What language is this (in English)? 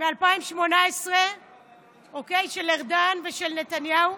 Hebrew